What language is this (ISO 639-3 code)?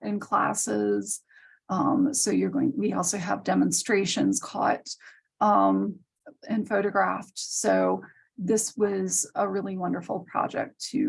eng